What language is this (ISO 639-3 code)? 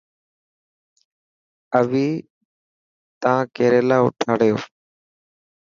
mki